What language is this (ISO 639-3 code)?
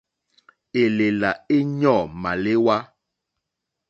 bri